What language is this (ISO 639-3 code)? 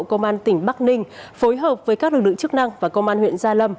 vie